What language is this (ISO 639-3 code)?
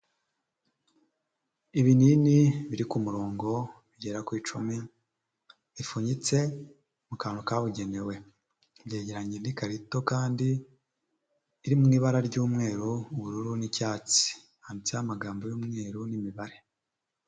kin